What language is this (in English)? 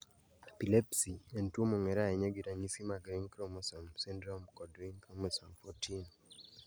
Luo (Kenya and Tanzania)